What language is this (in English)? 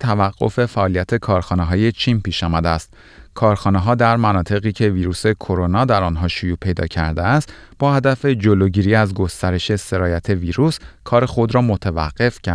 Persian